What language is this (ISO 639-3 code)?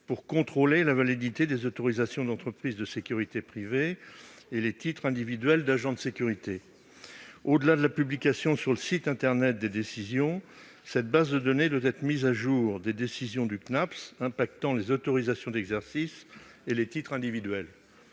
fra